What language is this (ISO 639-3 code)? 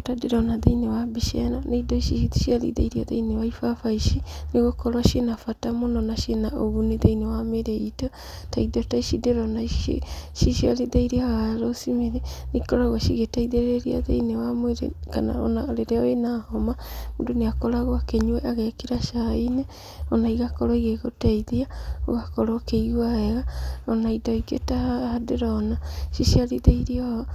kik